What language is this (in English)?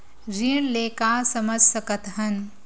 Chhattisgarhi